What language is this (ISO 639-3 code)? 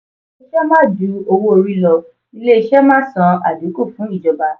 yor